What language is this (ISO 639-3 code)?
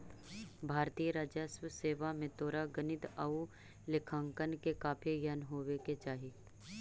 mag